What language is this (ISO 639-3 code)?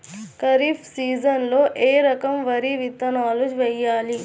tel